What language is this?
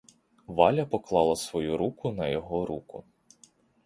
Ukrainian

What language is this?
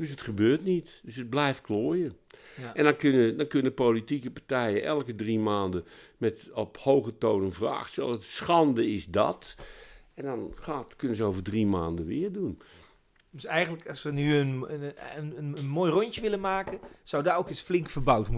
Dutch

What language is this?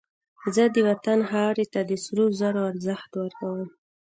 Pashto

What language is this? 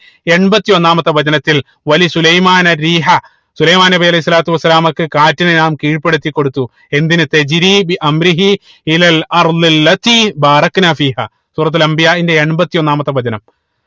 Malayalam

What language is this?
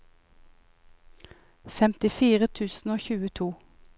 Norwegian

